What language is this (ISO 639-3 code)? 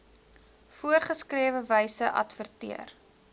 afr